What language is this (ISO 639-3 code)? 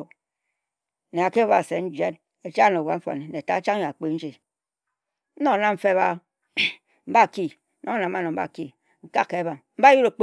etu